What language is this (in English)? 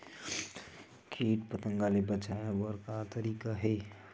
Chhattisgarhi